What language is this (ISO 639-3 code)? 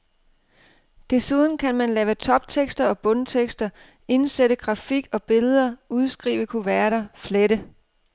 dan